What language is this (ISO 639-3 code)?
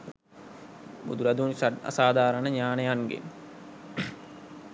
sin